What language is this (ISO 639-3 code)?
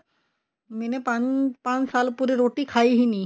pan